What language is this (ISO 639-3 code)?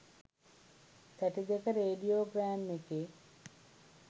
sin